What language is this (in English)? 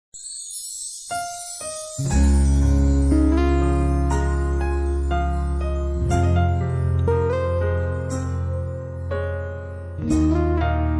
Vietnamese